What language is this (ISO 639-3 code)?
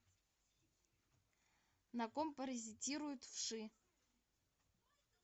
rus